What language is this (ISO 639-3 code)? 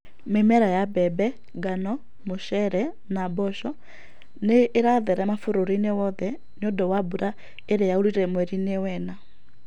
kik